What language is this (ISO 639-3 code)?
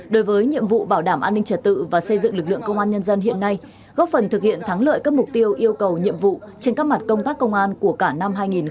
vie